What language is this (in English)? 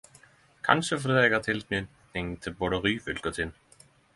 Norwegian Nynorsk